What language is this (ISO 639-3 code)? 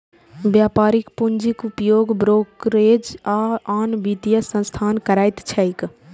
mai